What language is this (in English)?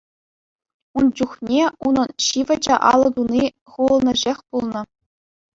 Chuvash